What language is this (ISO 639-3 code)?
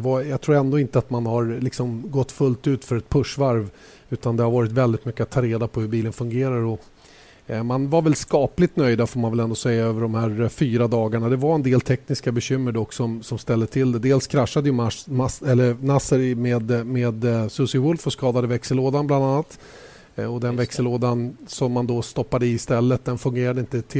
swe